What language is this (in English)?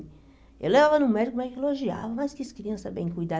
Portuguese